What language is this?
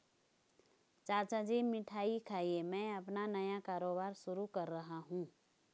Hindi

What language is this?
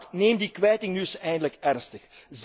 Dutch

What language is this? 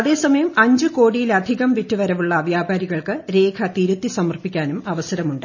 Malayalam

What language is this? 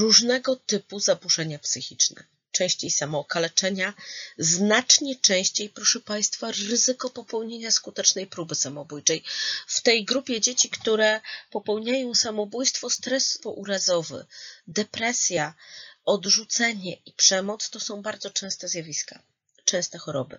Polish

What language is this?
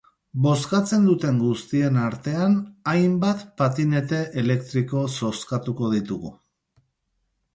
Basque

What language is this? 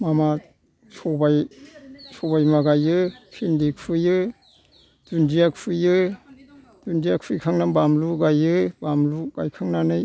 Bodo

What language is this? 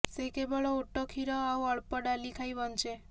Odia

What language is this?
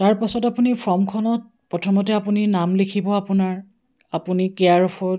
Assamese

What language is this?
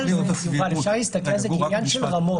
Hebrew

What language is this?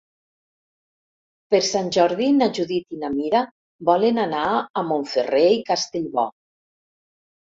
Catalan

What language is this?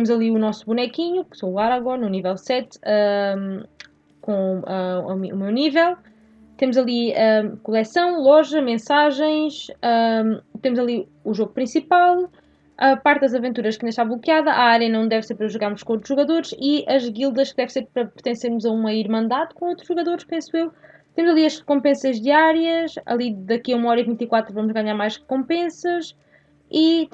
Portuguese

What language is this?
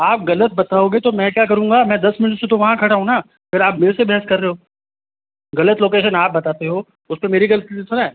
Hindi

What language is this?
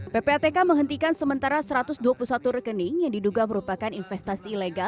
Indonesian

